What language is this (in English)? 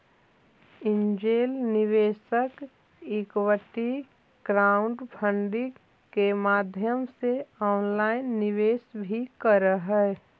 Magahi